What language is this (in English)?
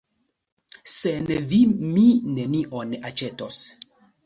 Esperanto